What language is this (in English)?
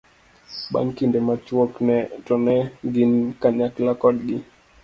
Luo (Kenya and Tanzania)